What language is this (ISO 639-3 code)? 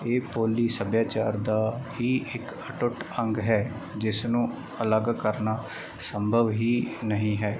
pan